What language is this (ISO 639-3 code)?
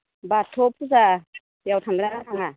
brx